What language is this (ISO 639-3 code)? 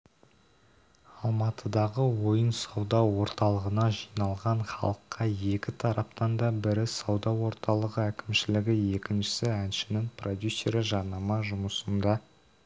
kaz